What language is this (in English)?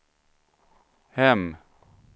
Swedish